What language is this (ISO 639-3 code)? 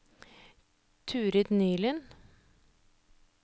nor